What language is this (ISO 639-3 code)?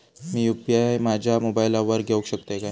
mar